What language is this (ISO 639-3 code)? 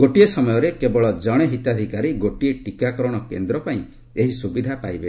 ori